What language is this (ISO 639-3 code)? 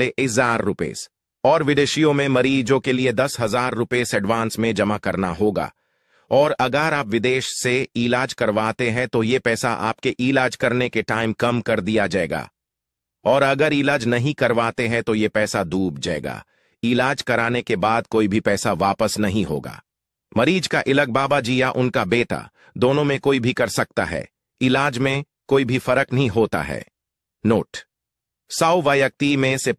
hin